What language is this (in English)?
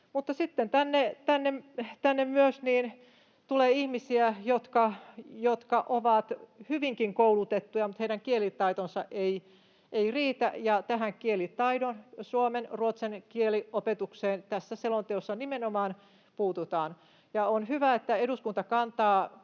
Finnish